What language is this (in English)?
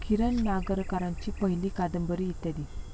Marathi